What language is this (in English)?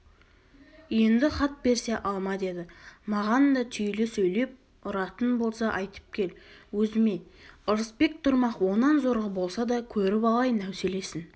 Kazakh